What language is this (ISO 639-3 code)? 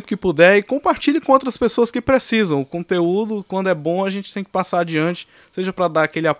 por